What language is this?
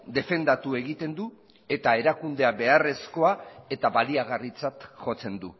Basque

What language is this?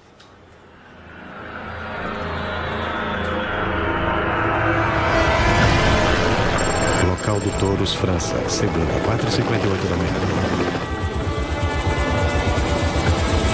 Portuguese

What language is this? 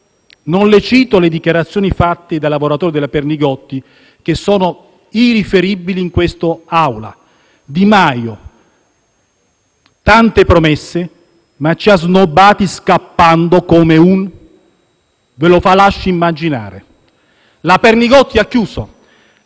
Italian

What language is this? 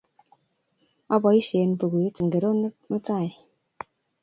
Kalenjin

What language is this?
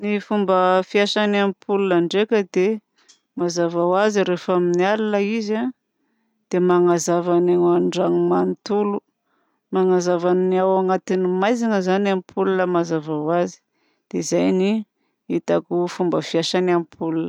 Southern Betsimisaraka Malagasy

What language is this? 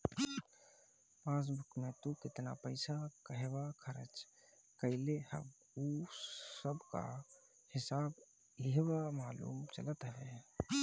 Bhojpuri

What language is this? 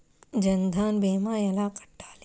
Telugu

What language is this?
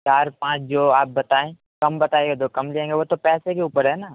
Urdu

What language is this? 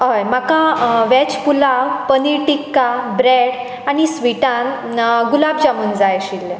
Konkani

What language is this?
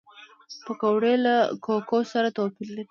Pashto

